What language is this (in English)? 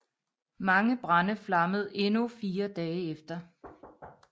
Danish